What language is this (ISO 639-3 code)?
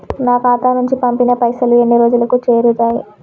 tel